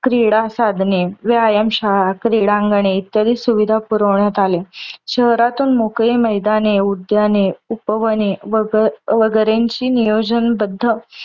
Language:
Marathi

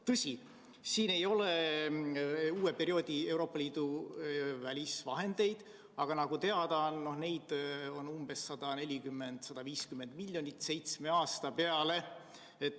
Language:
Estonian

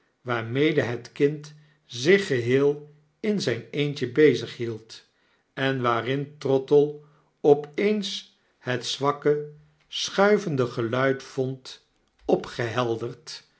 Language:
Dutch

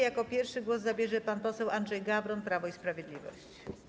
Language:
Polish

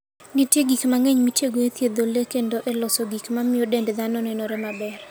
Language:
Luo (Kenya and Tanzania)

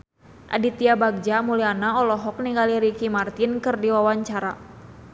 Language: Sundanese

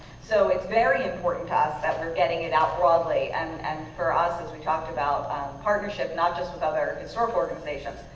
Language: English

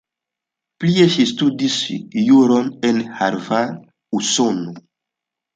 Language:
Esperanto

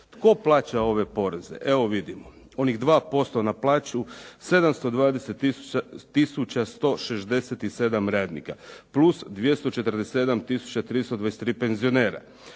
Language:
Croatian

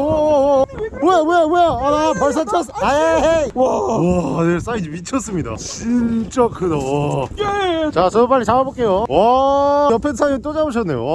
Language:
Korean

